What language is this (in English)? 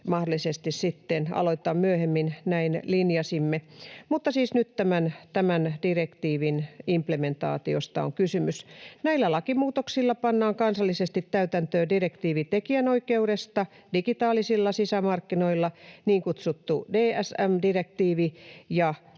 Finnish